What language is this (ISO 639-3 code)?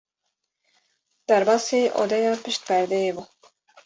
kur